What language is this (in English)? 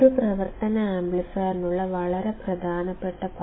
Malayalam